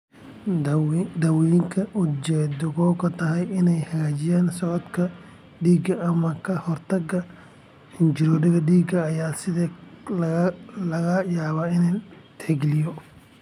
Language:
Somali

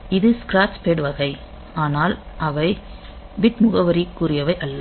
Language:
Tamil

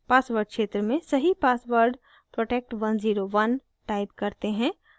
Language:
Hindi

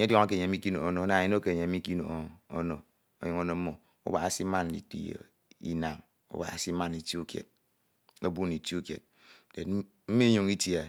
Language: Ito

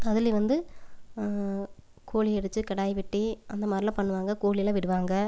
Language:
Tamil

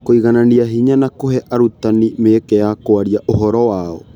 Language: Kikuyu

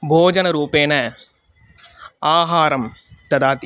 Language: Sanskrit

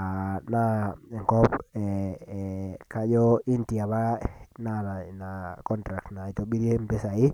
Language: Masai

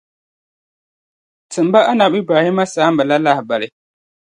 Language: Dagbani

